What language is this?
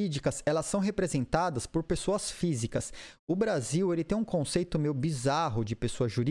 Portuguese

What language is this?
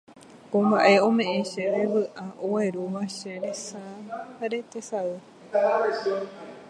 Guarani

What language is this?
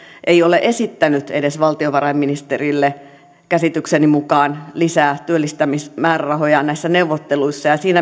Finnish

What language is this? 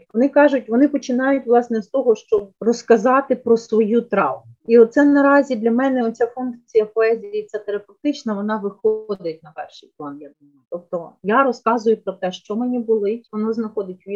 Ukrainian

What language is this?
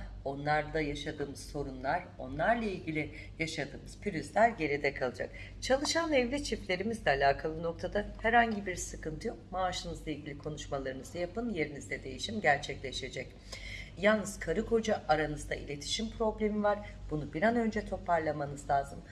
Turkish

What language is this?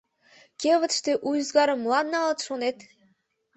Mari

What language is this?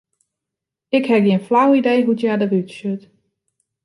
Western Frisian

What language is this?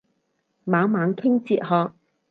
Cantonese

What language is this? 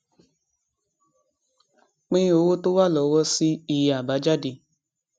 Yoruba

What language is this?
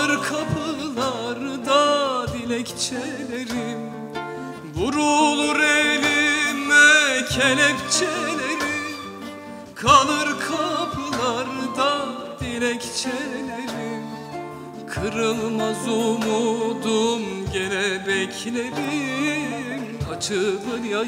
Turkish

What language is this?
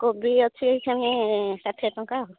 Odia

